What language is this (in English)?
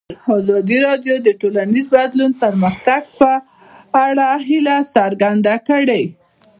Pashto